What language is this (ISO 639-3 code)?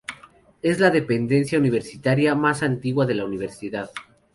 spa